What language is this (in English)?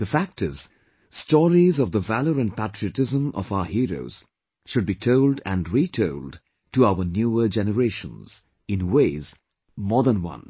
English